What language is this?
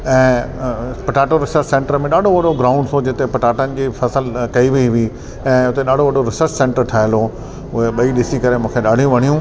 Sindhi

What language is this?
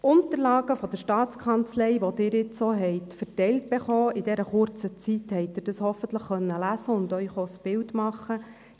Swiss German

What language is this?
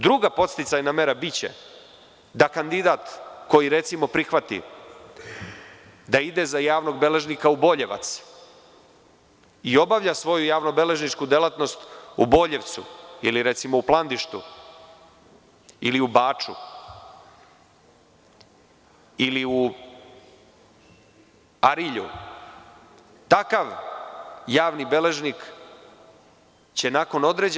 Serbian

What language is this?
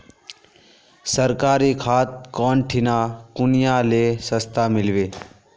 Magahi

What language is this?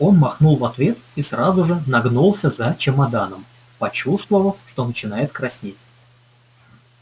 Russian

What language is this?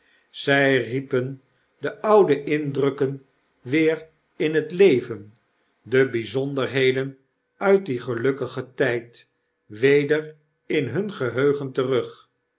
Dutch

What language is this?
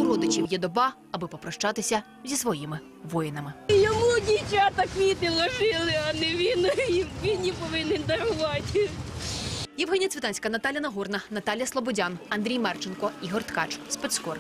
Ukrainian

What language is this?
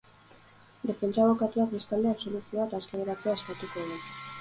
Basque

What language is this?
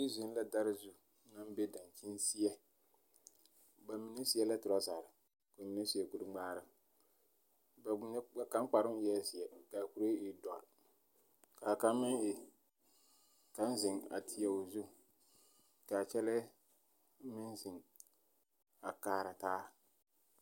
Southern Dagaare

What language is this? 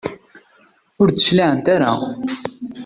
Kabyle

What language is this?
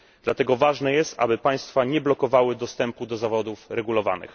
Polish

